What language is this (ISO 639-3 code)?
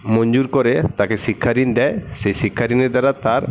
ben